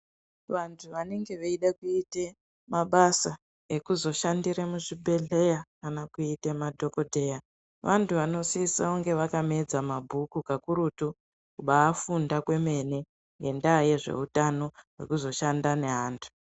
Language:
Ndau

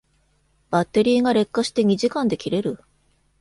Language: Japanese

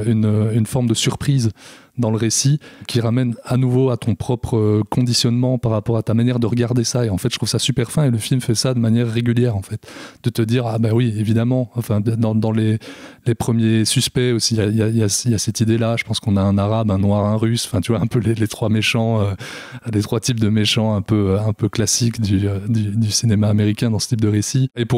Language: French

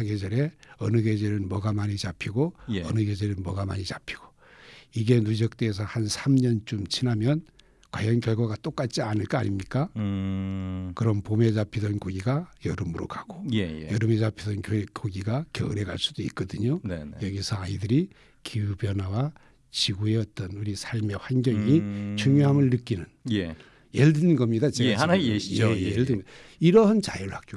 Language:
Korean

